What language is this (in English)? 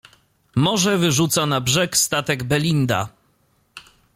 Polish